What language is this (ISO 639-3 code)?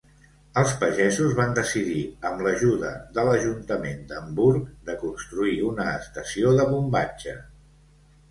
cat